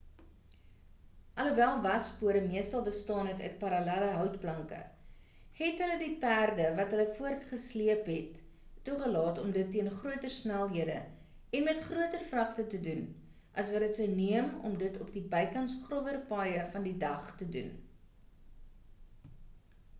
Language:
Afrikaans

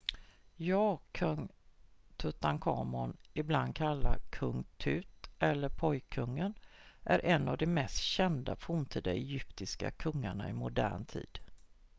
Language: Swedish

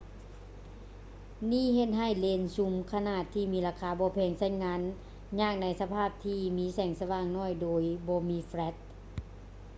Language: Lao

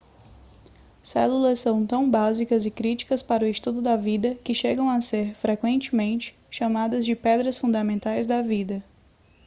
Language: Portuguese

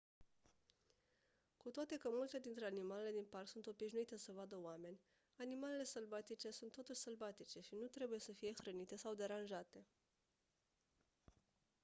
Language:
Romanian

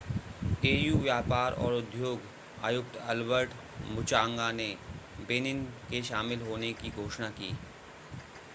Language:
Hindi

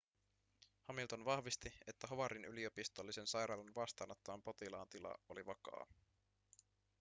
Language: Finnish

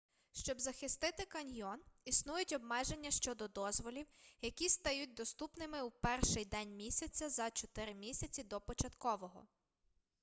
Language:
Ukrainian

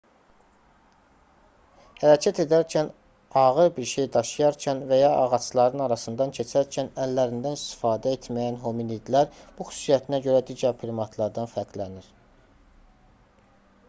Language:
Azerbaijani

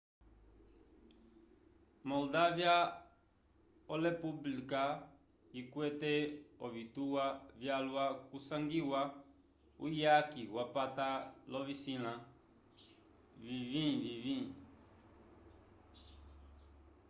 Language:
Umbundu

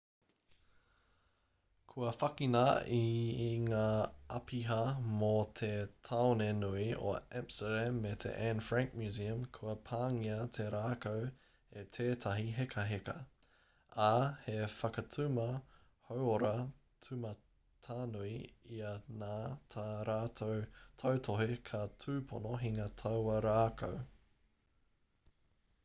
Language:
Māori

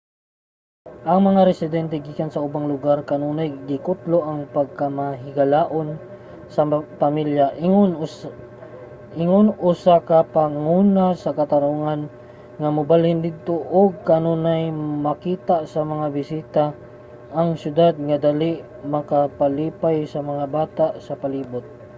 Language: Cebuano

